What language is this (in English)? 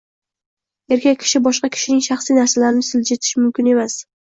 Uzbek